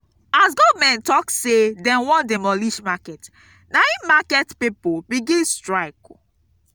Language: Nigerian Pidgin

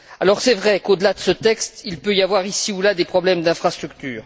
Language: French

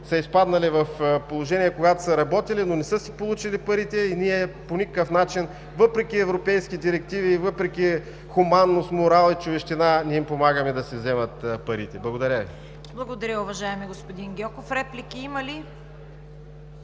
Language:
Bulgarian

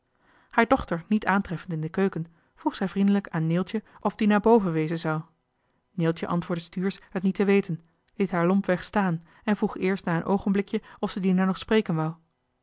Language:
Dutch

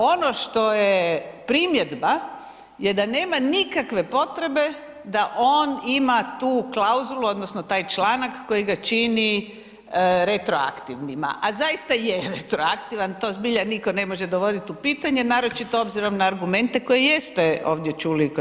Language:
Croatian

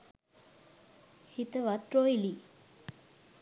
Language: Sinhala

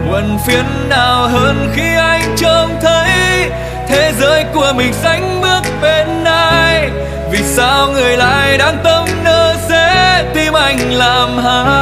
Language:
Vietnamese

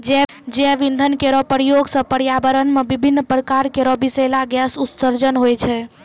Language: Maithili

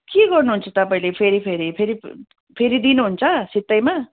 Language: Nepali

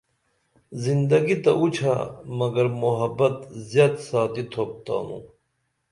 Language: Dameli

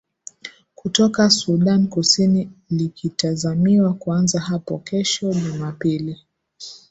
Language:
Swahili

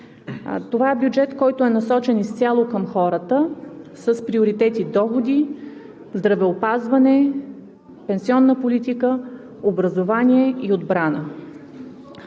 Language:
Bulgarian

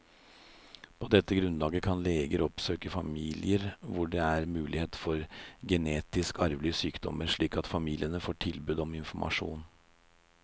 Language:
Norwegian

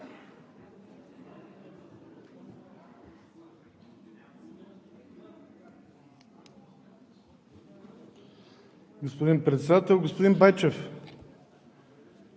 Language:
Bulgarian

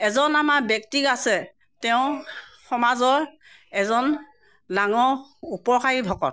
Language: Assamese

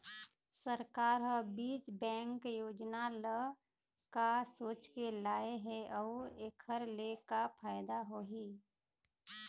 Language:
Chhattisgarhi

